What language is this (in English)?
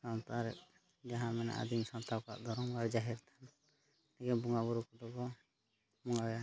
Santali